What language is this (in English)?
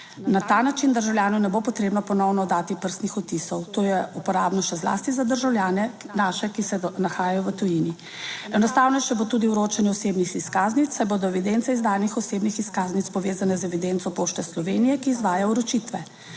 Slovenian